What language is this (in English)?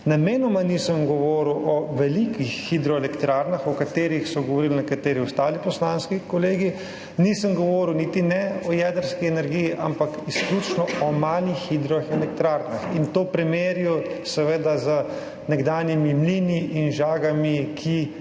Slovenian